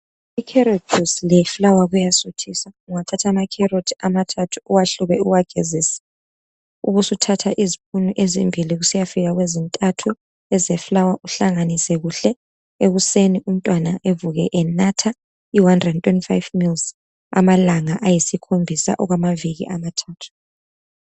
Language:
North Ndebele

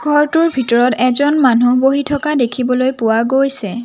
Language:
Assamese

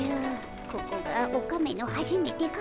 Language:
Japanese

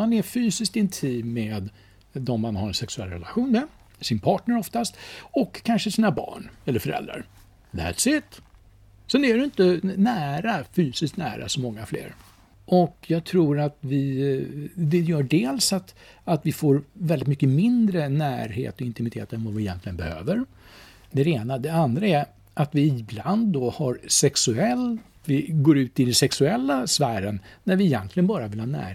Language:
Swedish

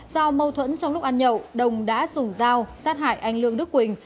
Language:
Vietnamese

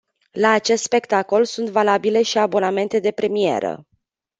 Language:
Romanian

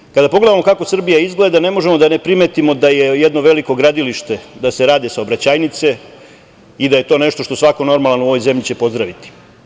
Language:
Serbian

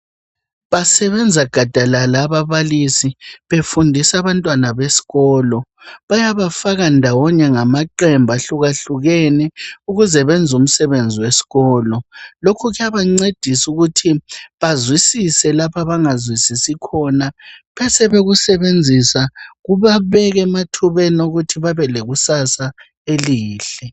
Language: North Ndebele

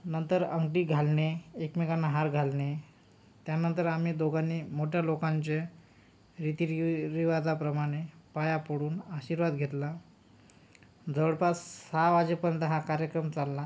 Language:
Marathi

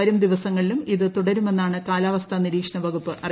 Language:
Malayalam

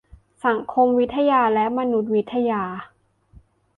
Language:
Thai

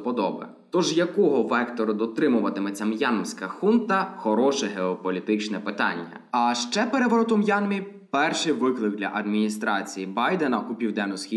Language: Ukrainian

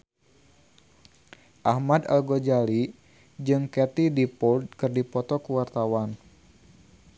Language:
Sundanese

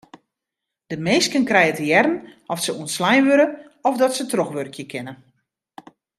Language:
Western Frisian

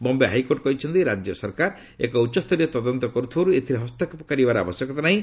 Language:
Odia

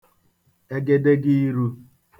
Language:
Igbo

